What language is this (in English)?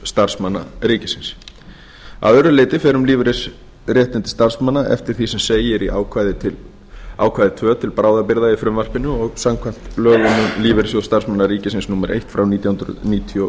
Icelandic